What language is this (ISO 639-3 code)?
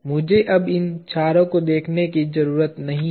hin